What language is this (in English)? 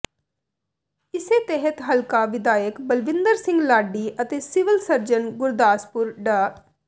Punjabi